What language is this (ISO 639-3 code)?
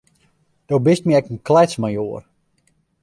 fry